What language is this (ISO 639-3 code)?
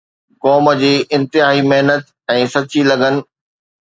snd